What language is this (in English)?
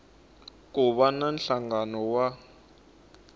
Tsonga